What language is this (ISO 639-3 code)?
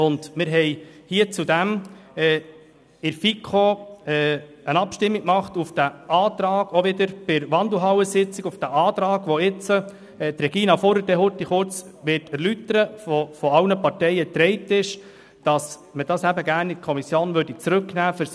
gsw